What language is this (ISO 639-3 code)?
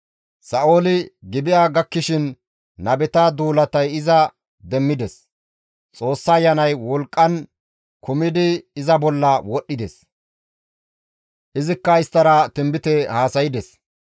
gmv